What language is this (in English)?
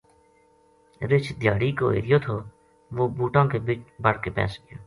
Gujari